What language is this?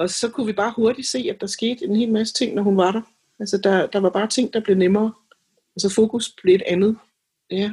Danish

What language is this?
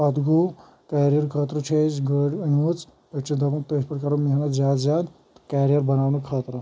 Kashmiri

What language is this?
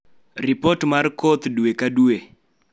Luo (Kenya and Tanzania)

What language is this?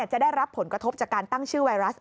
Thai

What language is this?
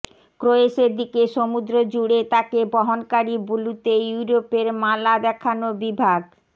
Bangla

